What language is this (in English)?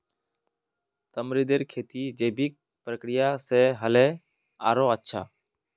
Magahi